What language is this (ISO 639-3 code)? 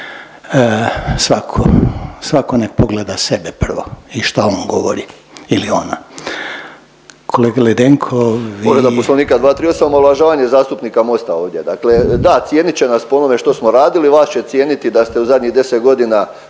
hrv